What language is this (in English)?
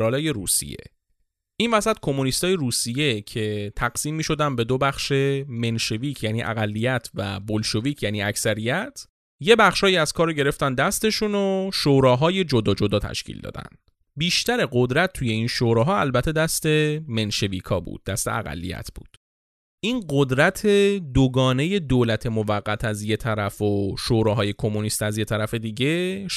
Persian